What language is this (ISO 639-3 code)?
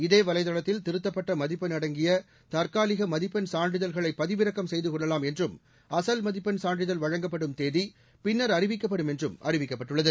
tam